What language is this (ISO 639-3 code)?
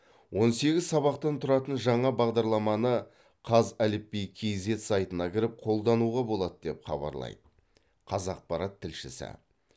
kaz